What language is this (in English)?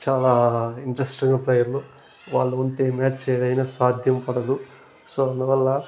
Telugu